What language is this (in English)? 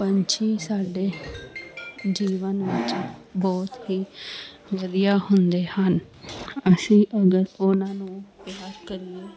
Punjabi